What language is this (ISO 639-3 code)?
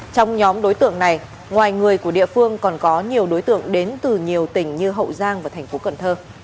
vie